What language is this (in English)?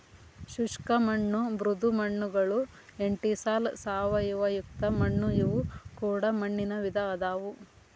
Kannada